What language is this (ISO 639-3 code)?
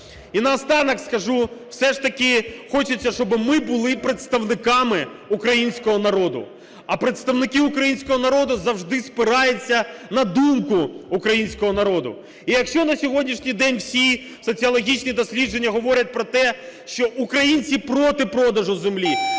ukr